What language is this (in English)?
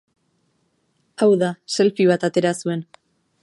Basque